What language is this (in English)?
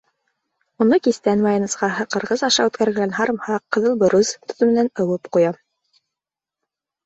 Bashkir